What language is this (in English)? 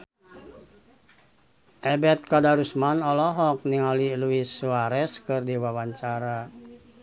Sundanese